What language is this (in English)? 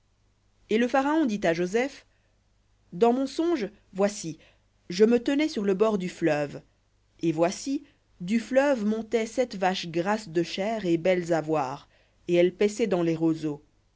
French